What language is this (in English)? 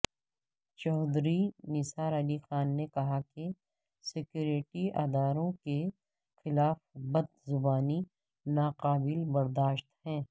Urdu